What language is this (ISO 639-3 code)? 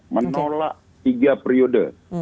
ind